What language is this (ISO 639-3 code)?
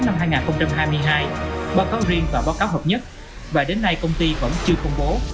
vie